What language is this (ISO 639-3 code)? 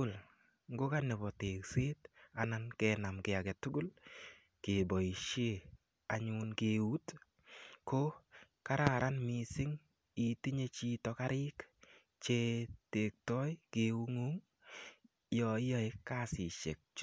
kln